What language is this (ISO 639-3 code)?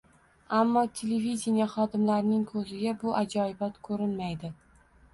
uzb